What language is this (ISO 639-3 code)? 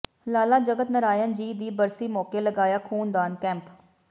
pan